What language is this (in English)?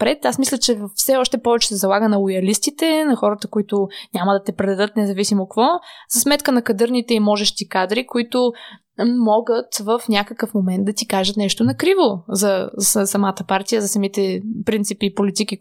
Bulgarian